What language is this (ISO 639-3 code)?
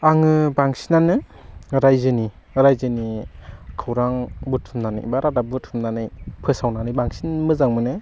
brx